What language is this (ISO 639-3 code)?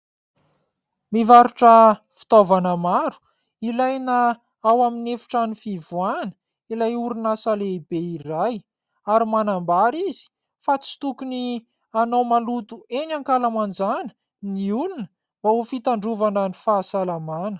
mlg